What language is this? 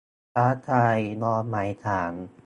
Thai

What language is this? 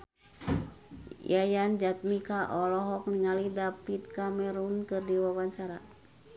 Sundanese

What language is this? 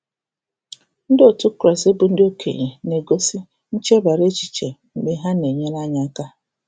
Igbo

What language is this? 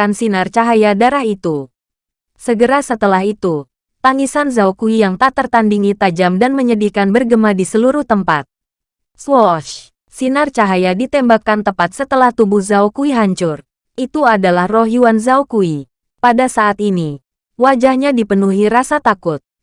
Indonesian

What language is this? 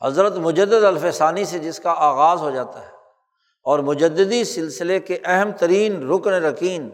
Urdu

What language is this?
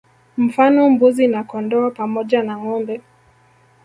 Swahili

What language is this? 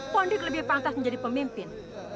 Indonesian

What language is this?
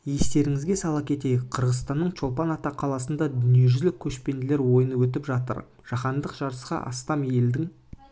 Kazakh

